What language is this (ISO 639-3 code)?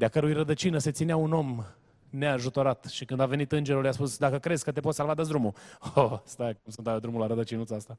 ron